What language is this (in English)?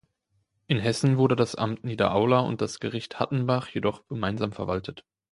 German